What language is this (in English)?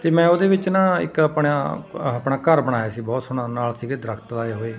Punjabi